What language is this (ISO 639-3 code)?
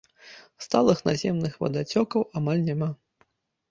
bel